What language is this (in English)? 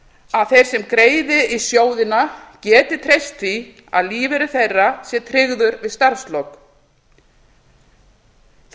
Icelandic